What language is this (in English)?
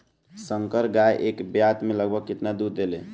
Bhojpuri